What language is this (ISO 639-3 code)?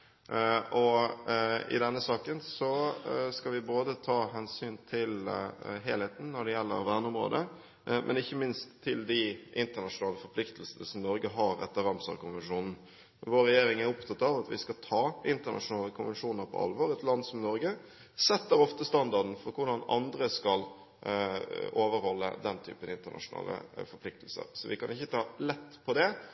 nob